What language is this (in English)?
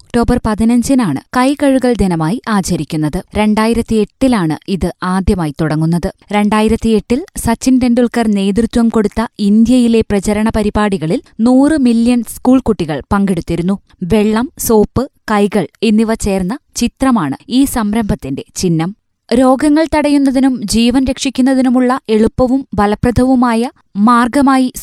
Malayalam